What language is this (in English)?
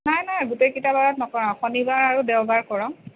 Assamese